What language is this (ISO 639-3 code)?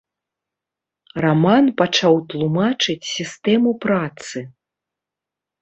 bel